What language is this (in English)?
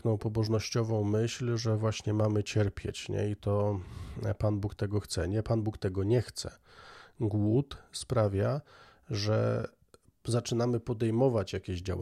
Polish